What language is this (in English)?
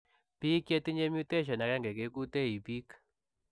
Kalenjin